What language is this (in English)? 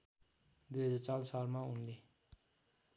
Nepali